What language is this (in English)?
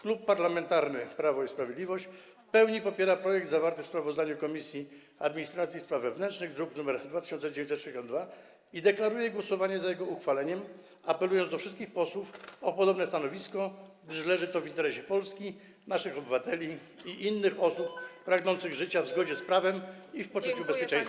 Polish